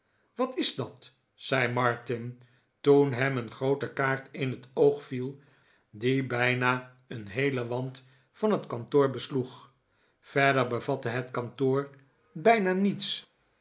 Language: Dutch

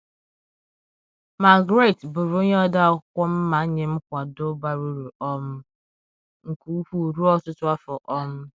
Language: Igbo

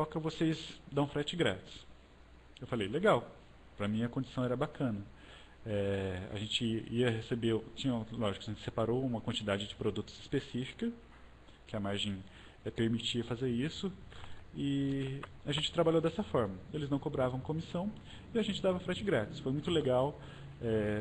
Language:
Portuguese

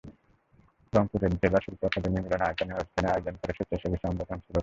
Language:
Bangla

